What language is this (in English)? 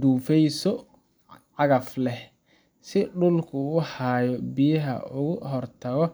Somali